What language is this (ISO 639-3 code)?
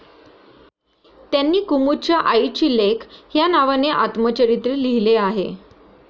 mar